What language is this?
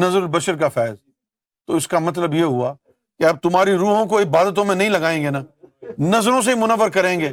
Urdu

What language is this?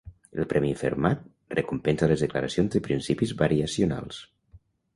Catalan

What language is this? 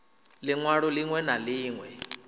Venda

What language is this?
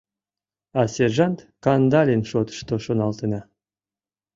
Mari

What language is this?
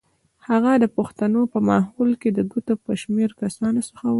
Pashto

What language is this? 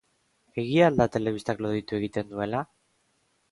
Basque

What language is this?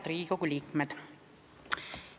Estonian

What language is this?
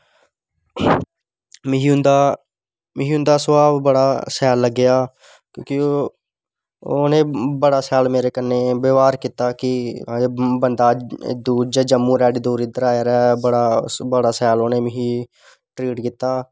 Dogri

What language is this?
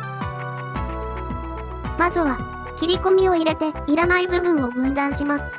Japanese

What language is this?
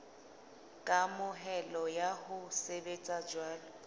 Southern Sotho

